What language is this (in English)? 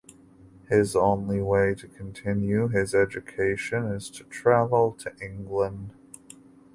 English